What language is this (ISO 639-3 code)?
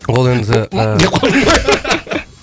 kaz